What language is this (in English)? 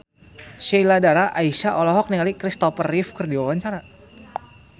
Sundanese